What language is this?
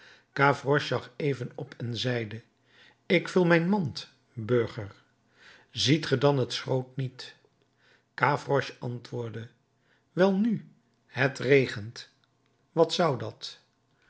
Dutch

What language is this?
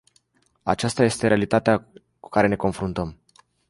Romanian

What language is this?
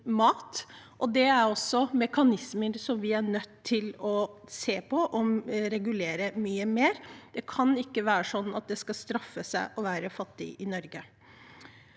Norwegian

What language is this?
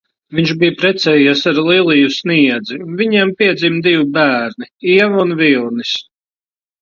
Latvian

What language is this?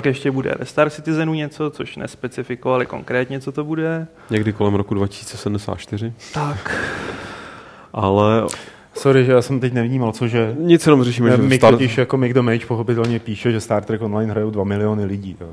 Czech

